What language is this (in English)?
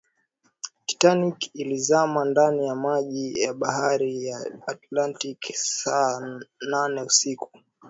Swahili